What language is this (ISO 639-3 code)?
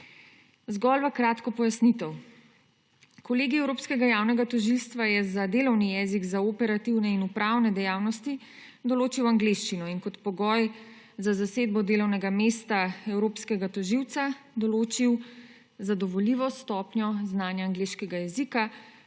slv